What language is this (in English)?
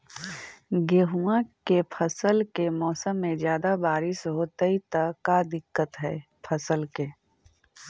Magahi